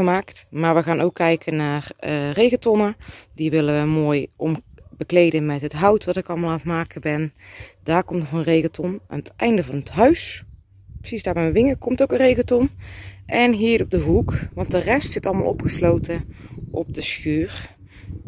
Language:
Dutch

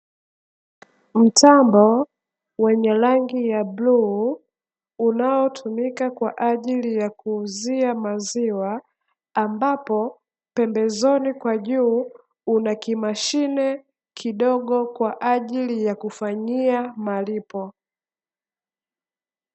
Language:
Swahili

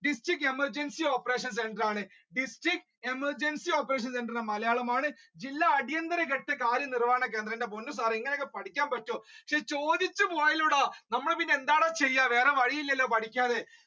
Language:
Malayalam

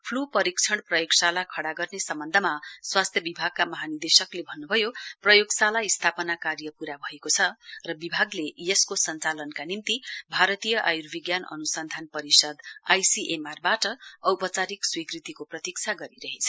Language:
Nepali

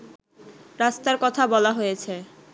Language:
Bangla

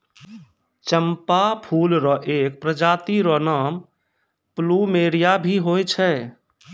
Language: Maithili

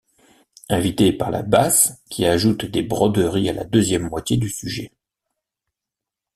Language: French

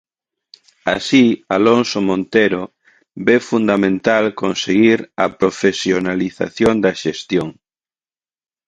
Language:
Galician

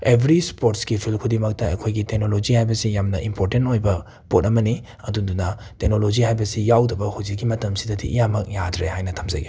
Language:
Manipuri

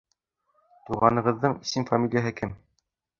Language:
Bashkir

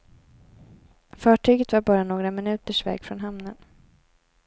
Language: Swedish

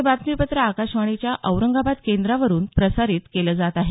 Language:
Marathi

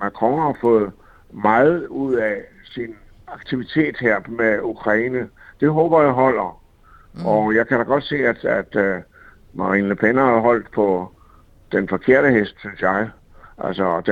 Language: Danish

